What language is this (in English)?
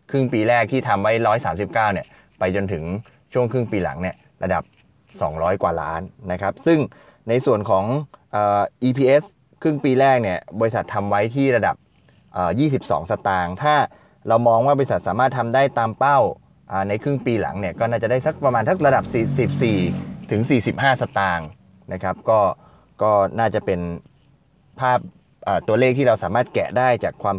Thai